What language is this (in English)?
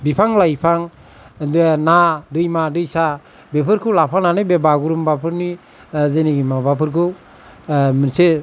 Bodo